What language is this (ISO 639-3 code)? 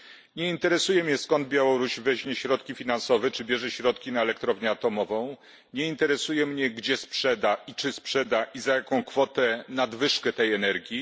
pol